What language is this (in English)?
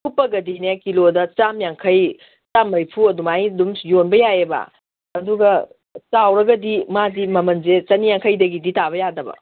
Manipuri